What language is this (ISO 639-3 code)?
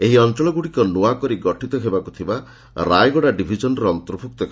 ori